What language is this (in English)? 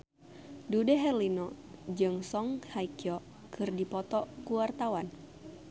Sundanese